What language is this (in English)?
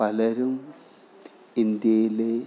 Malayalam